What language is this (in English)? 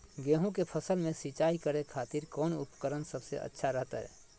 Magahi